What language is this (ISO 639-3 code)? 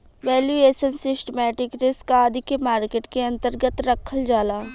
bho